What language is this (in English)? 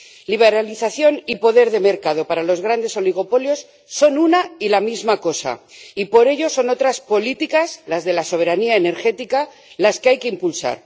Spanish